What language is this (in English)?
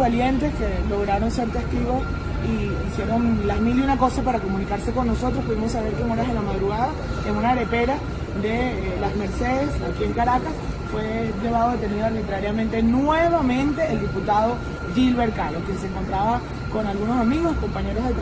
Spanish